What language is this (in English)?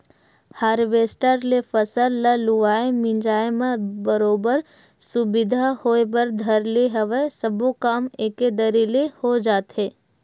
Chhattisgarhi